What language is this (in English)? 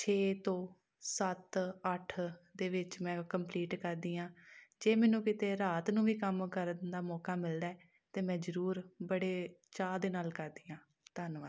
Punjabi